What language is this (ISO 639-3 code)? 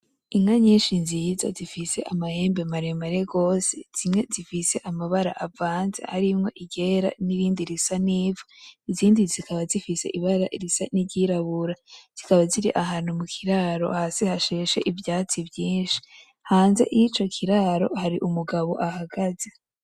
run